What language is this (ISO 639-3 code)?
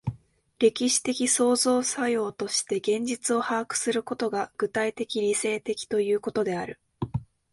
jpn